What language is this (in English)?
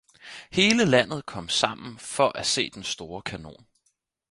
Danish